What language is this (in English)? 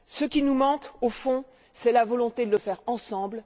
French